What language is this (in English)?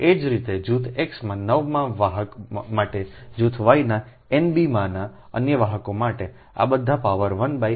Gujarati